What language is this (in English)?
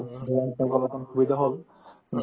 Assamese